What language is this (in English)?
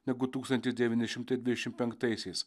Lithuanian